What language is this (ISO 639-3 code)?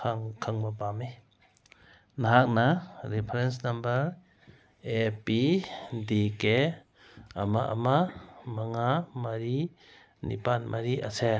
mni